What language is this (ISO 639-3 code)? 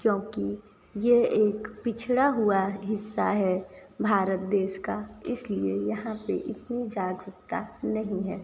hin